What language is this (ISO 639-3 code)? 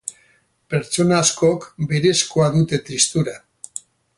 eus